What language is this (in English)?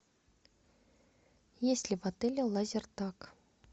Russian